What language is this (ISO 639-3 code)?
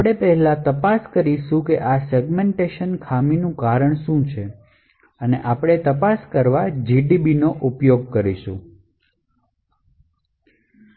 guj